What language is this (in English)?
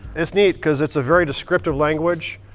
English